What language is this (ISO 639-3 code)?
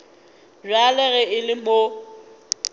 nso